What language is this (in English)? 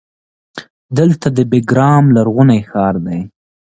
Pashto